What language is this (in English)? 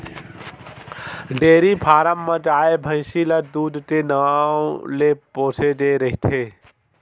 Chhattisgarhi